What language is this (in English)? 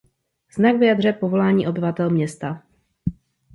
Czech